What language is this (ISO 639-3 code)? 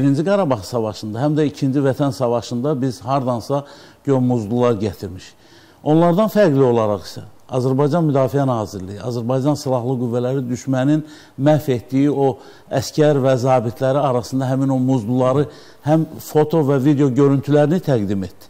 tur